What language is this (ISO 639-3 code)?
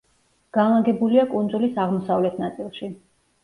kat